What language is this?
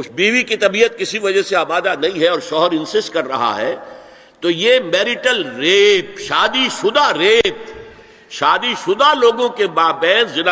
Urdu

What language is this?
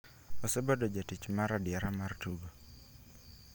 Luo (Kenya and Tanzania)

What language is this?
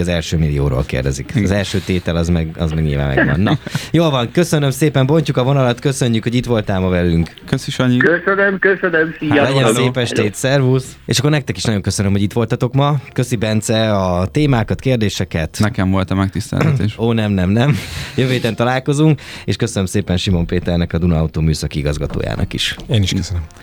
Hungarian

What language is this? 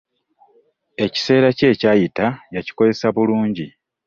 Ganda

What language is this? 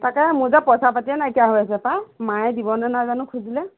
Assamese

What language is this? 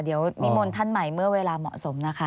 Thai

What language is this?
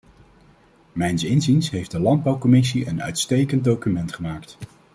Dutch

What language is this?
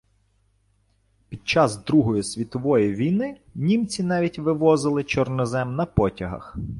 Ukrainian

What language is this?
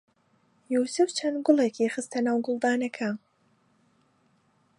Central Kurdish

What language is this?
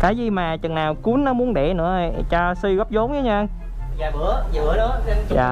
Vietnamese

